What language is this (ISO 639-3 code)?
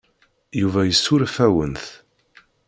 kab